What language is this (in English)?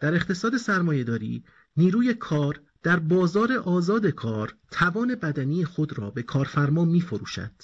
Persian